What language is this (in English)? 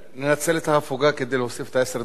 Hebrew